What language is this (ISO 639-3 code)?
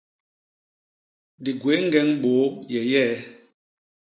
bas